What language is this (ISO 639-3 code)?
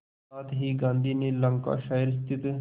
hin